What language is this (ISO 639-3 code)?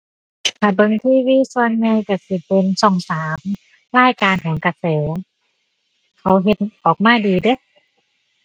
tha